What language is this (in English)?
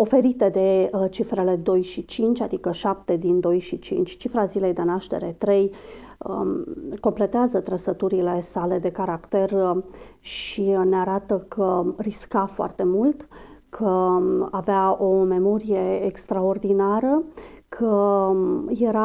Romanian